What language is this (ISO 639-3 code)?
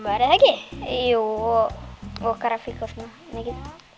isl